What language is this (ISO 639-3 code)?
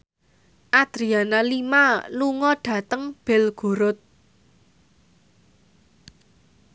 jav